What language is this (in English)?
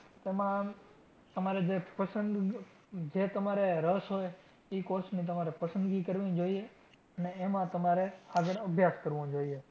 Gujarati